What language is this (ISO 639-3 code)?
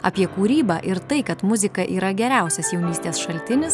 lit